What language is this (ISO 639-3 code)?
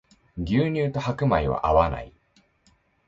jpn